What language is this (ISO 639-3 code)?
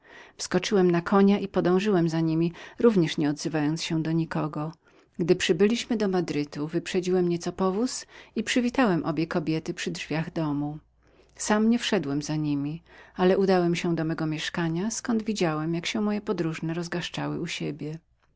pol